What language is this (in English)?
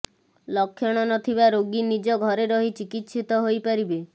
Odia